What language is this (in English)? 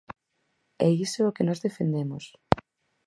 Galician